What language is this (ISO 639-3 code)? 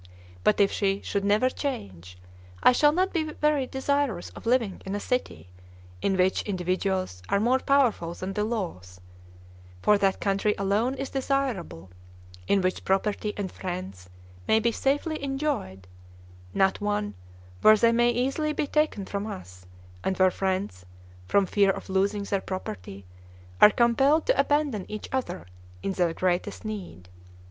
eng